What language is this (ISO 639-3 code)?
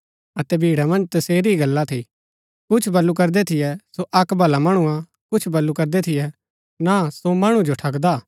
gbk